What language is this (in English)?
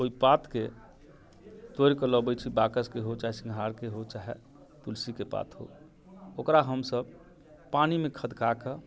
Maithili